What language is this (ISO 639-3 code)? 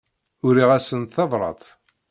kab